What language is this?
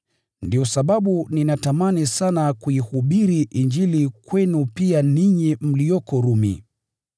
Swahili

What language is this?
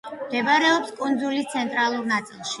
Georgian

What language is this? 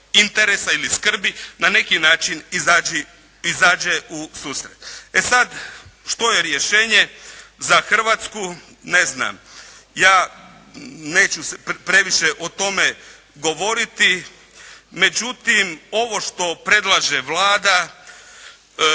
Croatian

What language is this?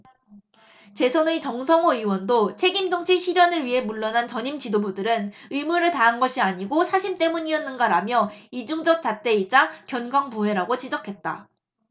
Korean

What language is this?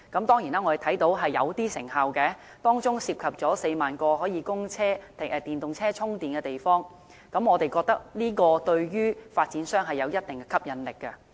Cantonese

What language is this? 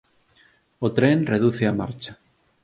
Galician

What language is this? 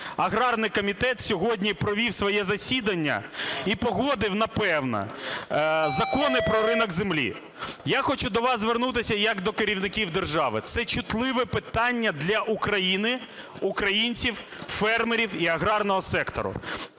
Ukrainian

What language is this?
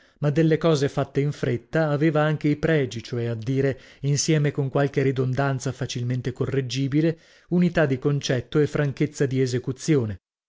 Italian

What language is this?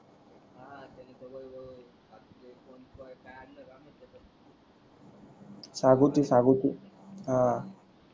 Marathi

